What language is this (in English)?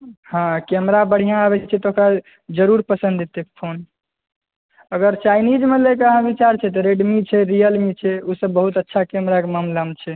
Maithili